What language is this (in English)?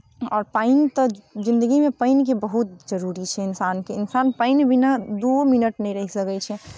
Maithili